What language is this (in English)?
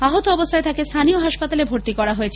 Bangla